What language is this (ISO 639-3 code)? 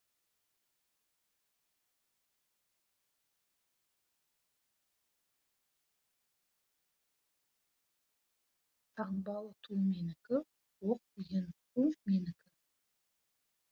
kaz